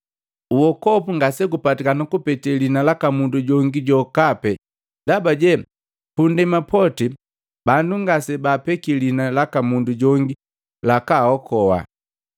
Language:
Matengo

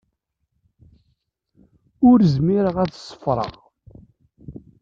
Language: Kabyle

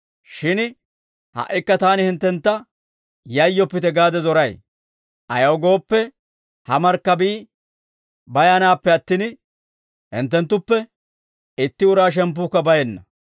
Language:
Dawro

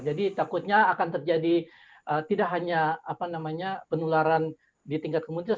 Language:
Indonesian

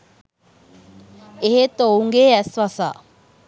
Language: Sinhala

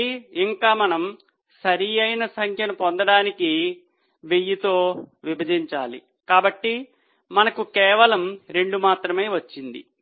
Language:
Telugu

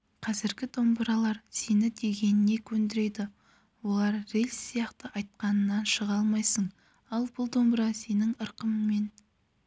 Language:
Kazakh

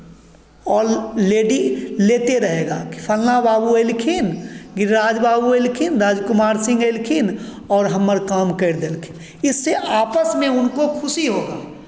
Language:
Hindi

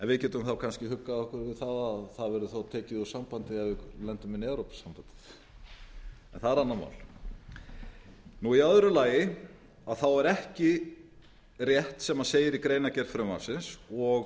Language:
Icelandic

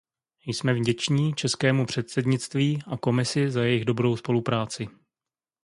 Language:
Czech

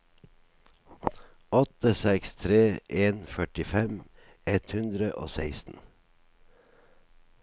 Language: Norwegian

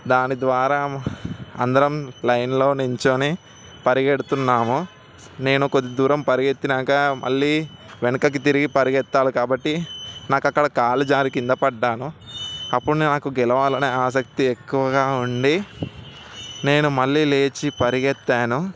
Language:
Telugu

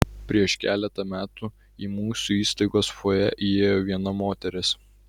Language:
Lithuanian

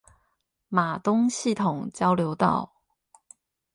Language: Chinese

